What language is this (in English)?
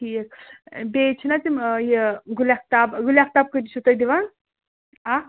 Kashmiri